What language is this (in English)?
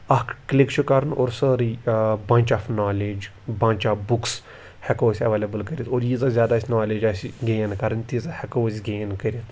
Kashmiri